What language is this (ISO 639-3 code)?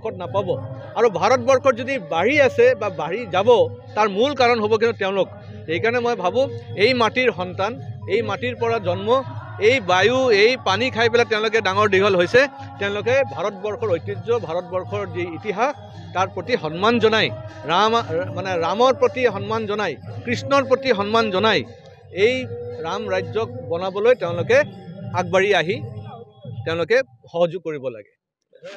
ben